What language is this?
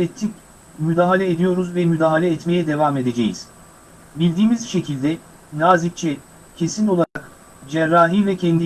Turkish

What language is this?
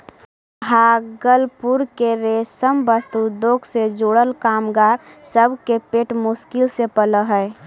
Magahi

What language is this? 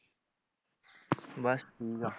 Punjabi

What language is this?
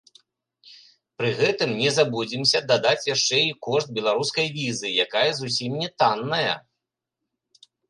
Belarusian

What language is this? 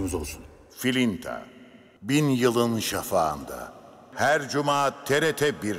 Turkish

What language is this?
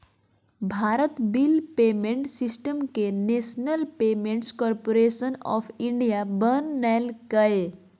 Magahi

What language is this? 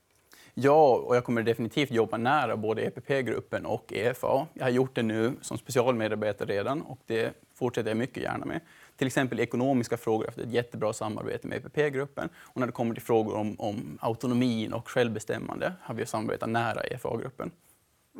Swedish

